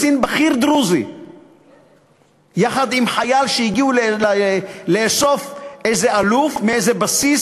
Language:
Hebrew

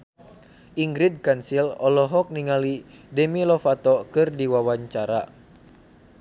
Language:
Sundanese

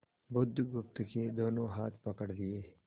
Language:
Hindi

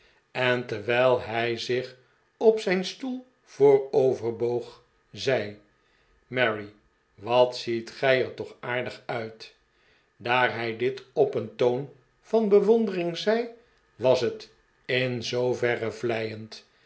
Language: Dutch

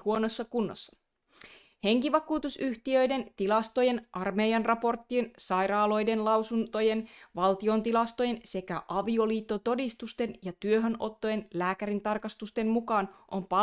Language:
Finnish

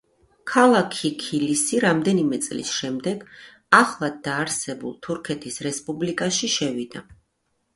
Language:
Georgian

